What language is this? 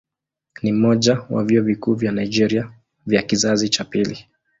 Swahili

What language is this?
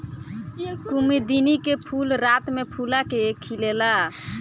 Bhojpuri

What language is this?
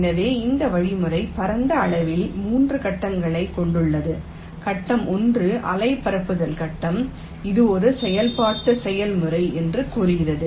Tamil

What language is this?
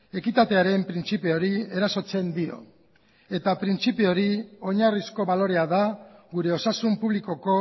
Basque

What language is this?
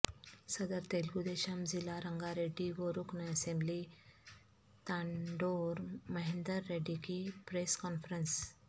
Urdu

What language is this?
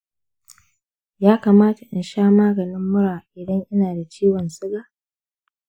Hausa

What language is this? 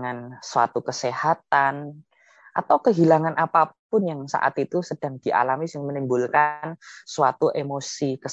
Indonesian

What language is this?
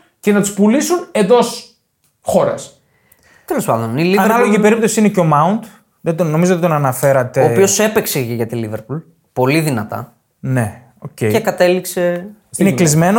Greek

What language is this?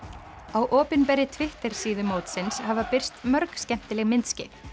Icelandic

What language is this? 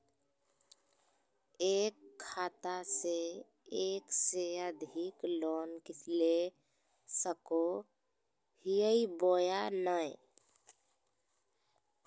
Magahi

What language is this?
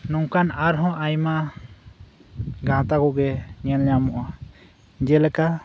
Santali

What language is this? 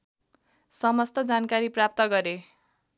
Nepali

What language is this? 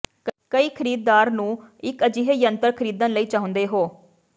Punjabi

